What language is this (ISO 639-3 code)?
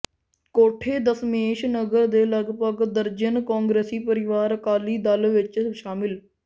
pan